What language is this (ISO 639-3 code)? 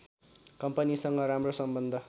nep